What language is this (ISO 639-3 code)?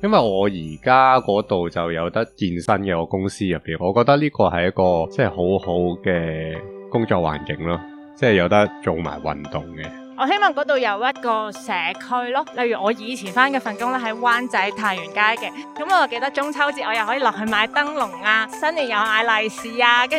zho